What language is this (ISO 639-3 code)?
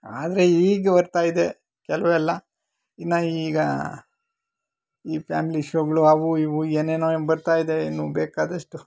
kan